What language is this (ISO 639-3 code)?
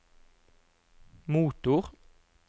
nor